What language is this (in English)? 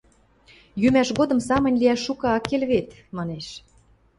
Western Mari